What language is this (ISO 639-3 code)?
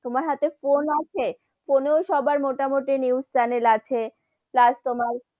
ben